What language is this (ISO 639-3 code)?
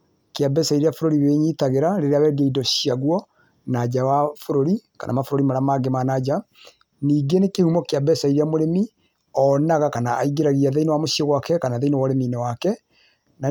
kik